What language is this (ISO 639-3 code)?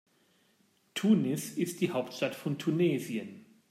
deu